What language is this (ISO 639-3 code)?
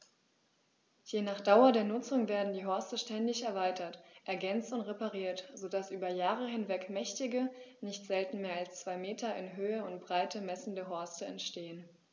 deu